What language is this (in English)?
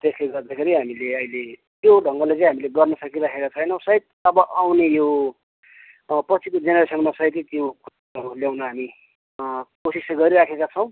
Nepali